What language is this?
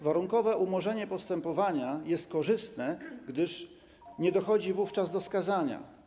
Polish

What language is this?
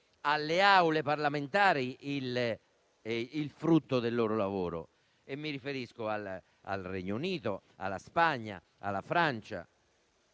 Italian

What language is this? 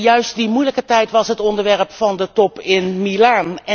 Dutch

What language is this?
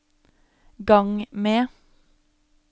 Norwegian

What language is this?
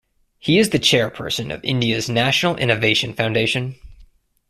English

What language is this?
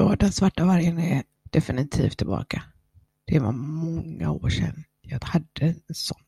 Swedish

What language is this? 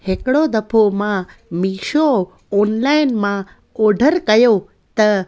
Sindhi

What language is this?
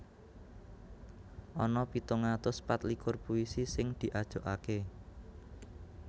Javanese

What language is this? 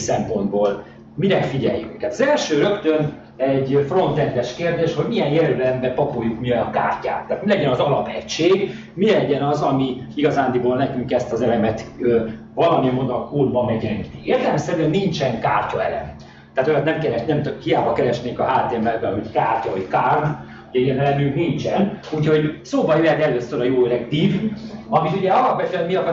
Hungarian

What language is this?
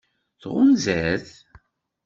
Kabyle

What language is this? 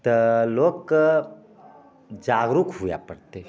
Maithili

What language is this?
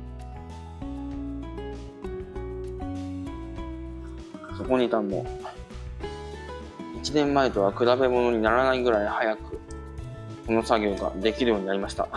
Japanese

